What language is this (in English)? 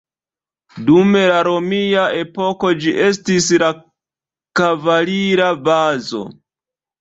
Esperanto